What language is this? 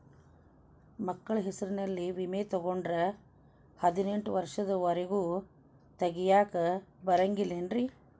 Kannada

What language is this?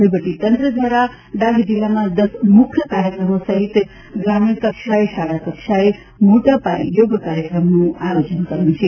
Gujarati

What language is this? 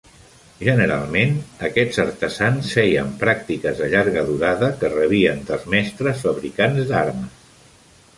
Catalan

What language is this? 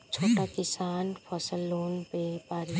Bhojpuri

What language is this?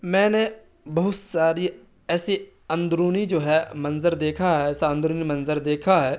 Urdu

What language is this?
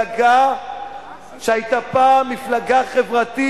Hebrew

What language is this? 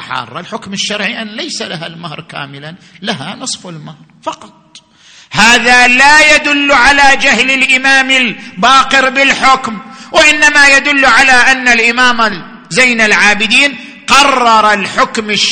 Arabic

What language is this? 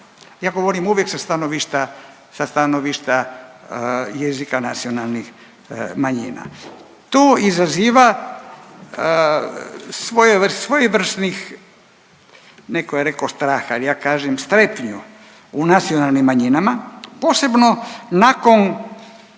Croatian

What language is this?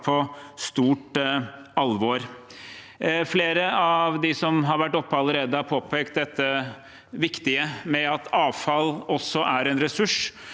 Norwegian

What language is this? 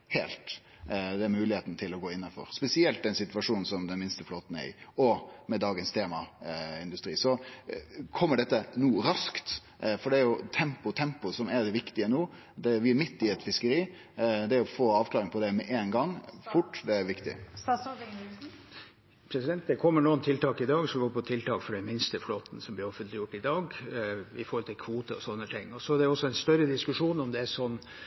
Norwegian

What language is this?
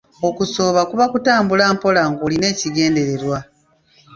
Ganda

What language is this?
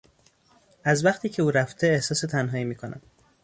Persian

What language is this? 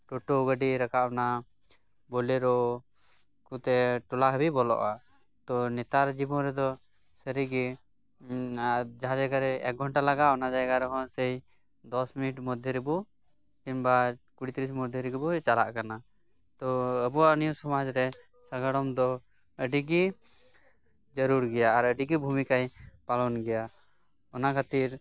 Santali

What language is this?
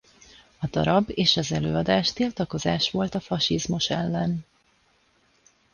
Hungarian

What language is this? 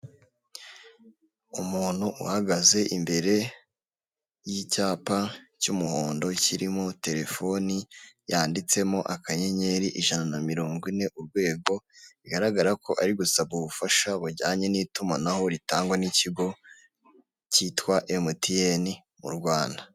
Kinyarwanda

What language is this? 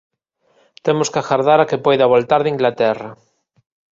Galician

